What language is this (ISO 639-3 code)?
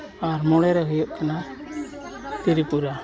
sat